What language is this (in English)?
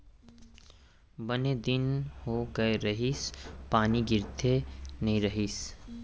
Chhattisgarhi